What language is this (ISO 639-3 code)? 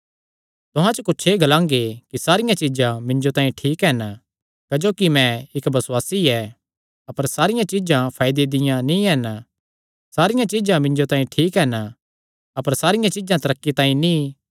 xnr